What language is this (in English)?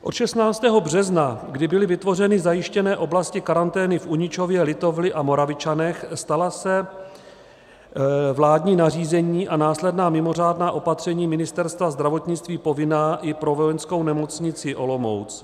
Czech